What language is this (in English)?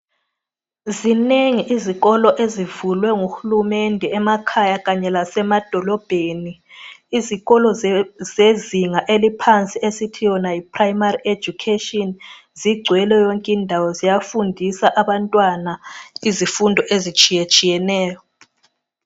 North Ndebele